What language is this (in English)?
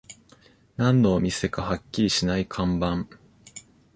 Japanese